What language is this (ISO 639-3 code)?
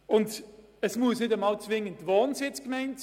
gsw